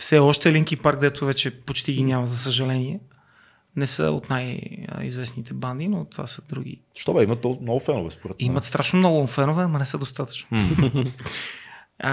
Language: Bulgarian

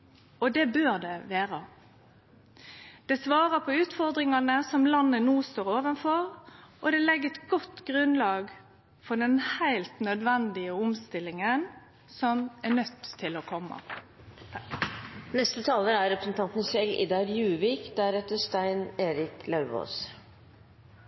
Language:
Norwegian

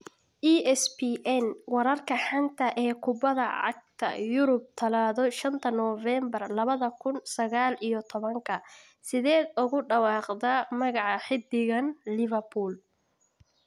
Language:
Somali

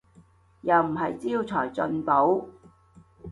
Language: Cantonese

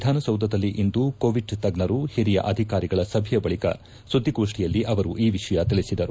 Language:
Kannada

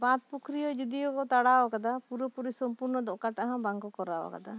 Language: Santali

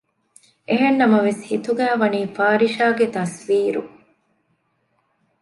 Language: Divehi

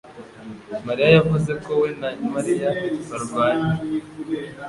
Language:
Kinyarwanda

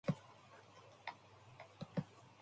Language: English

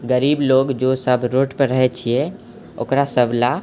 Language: Maithili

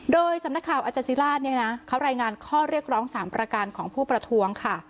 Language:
Thai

